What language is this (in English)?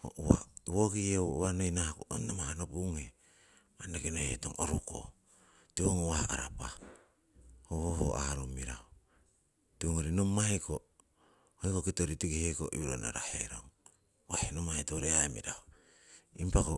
Siwai